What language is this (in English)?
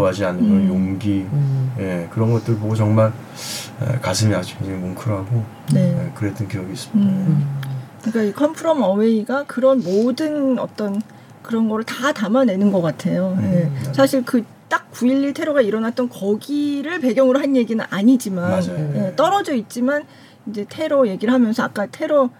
Korean